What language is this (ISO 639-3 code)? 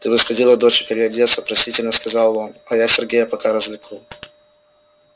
rus